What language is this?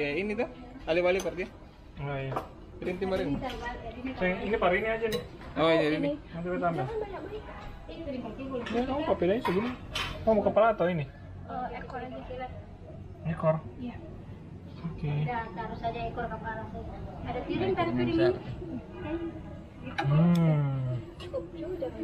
Indonesian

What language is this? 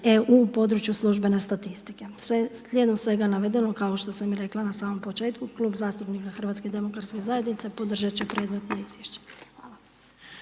Croatian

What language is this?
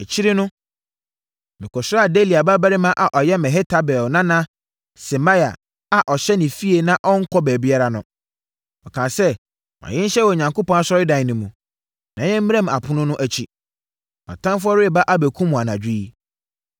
Akan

